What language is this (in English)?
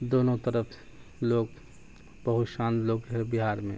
Urdu